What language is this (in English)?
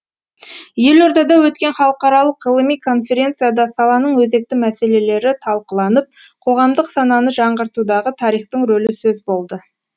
Kazakh